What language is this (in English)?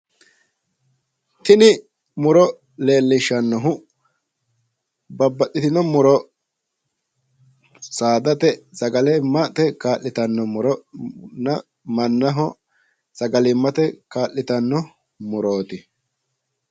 Sidamo